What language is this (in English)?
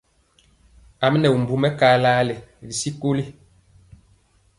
Mpiemo